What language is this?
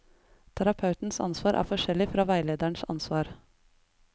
Norwegian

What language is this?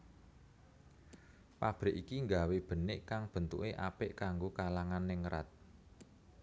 Javanese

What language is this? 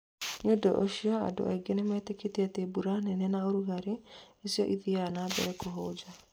Kikuyu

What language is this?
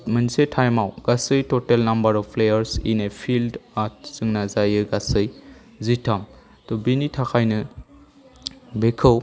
Bodo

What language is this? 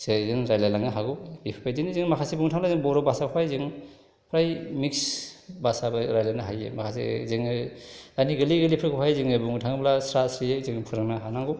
Bodo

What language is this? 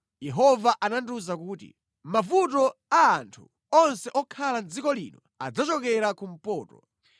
Nyanja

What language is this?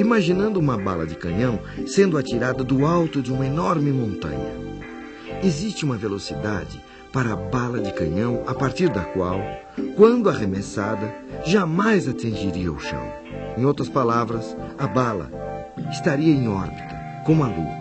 Portuguese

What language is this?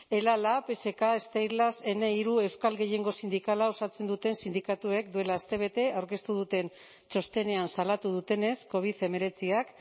Basque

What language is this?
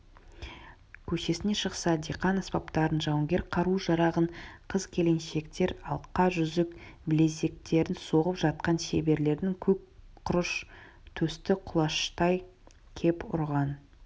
Kazakh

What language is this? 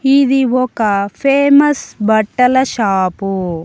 Telugu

